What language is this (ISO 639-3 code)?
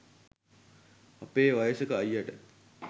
sin